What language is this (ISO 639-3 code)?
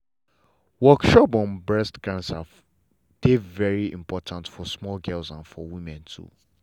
pcm